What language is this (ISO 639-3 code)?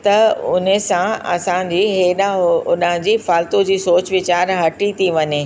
snd